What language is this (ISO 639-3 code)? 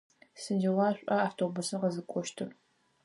ady